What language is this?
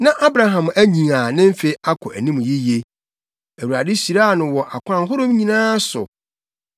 Akan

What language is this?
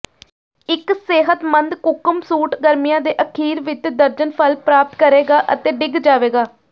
Punjabi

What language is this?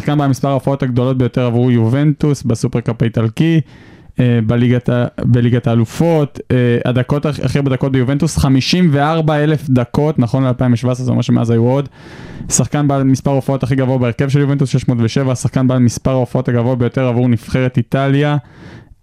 Hebrew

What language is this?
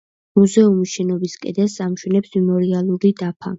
Georgian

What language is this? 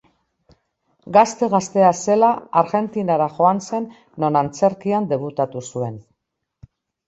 Basque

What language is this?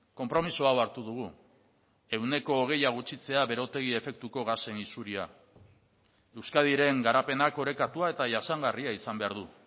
Basque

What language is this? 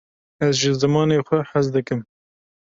Kurdish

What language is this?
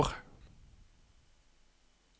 Norwegian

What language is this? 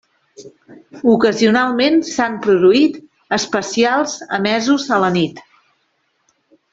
Catalan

